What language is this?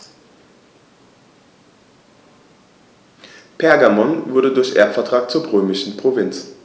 German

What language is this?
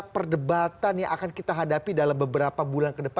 Indonesian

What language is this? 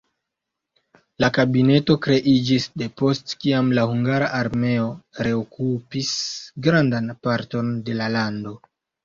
Esperanto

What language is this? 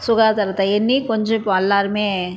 Tamil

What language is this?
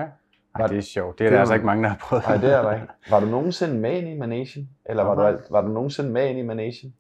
Danish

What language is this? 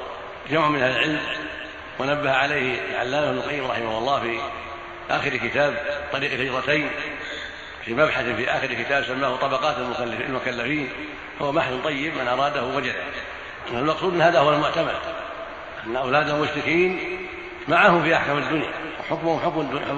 Arabic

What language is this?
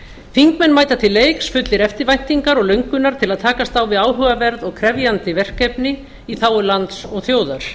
Icelandic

